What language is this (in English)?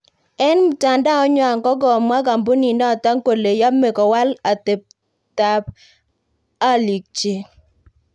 Kalenjin